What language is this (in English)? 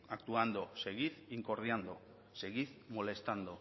Spanish